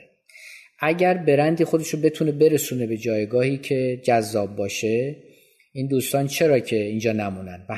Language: Persian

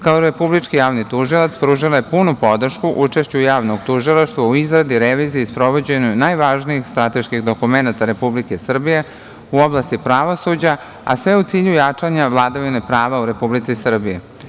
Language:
Serbian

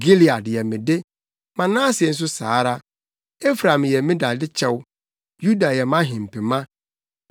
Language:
Akan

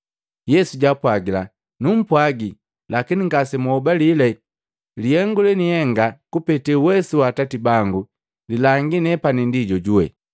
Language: Matengo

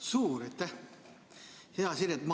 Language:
Estonian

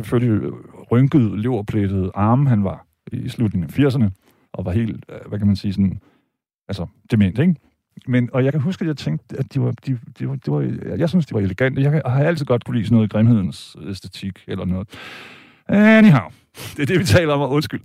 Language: Danish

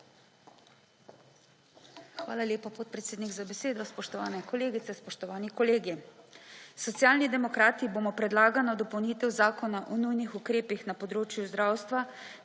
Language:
Slovenian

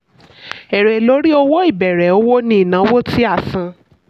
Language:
Yoruba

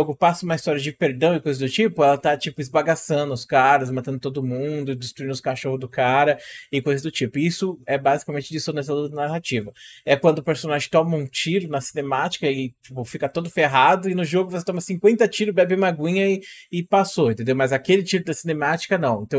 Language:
Portuguese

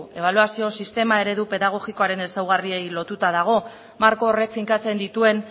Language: Basque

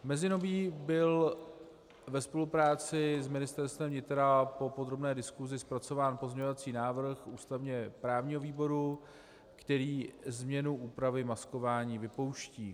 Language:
Czech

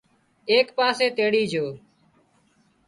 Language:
Wadiyara Koli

